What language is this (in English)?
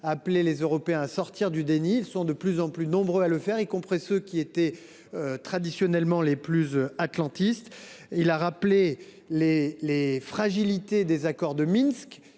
French